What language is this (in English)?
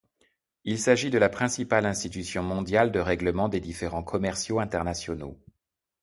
French